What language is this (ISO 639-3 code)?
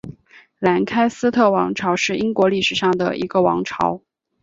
zho